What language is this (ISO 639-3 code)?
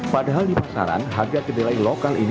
ind